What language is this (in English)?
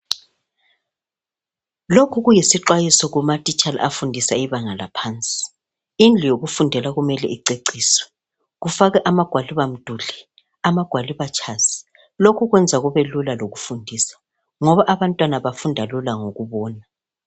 North Ndebele